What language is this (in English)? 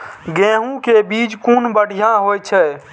Maithili